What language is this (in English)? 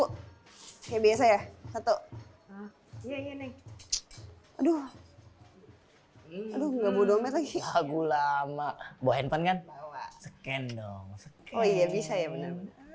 Indonesian